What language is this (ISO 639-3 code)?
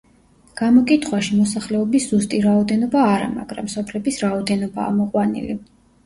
kat